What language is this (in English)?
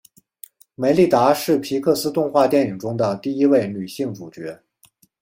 Chinese